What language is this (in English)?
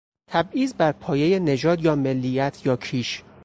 Persian